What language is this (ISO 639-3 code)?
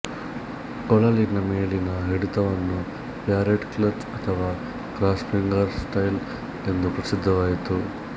kan